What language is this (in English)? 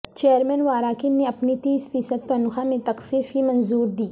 Urdu